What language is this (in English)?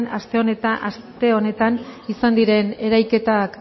Basque